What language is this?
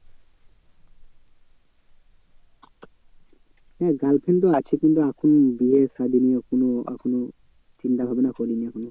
Bangla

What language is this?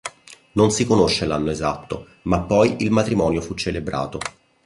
Italian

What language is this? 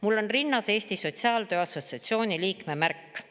Estonian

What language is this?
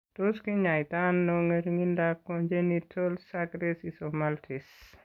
Kalenjin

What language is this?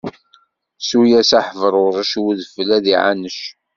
Kabyle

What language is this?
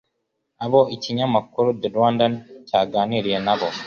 Kinyarwanda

